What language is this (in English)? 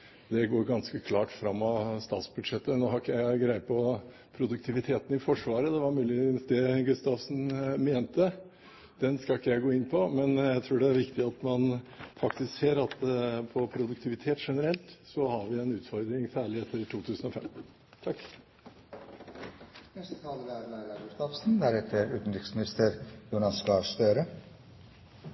Norwegian Bokmål